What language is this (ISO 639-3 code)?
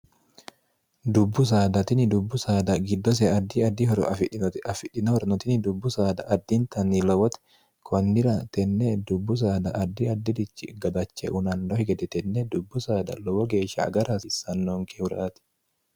sid